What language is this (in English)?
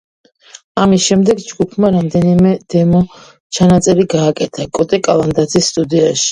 Georgian